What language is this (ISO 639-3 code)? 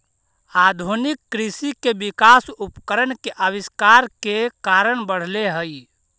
mag